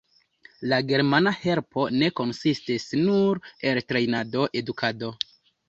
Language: Esperanto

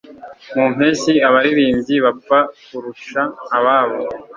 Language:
Kinyarwanda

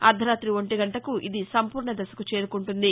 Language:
Telugu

